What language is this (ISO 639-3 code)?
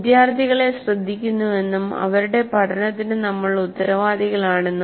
mal